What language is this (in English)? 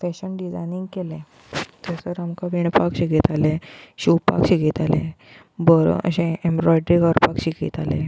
Konkani